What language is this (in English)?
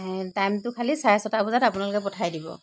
Assamese